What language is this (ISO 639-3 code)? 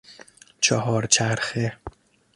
fas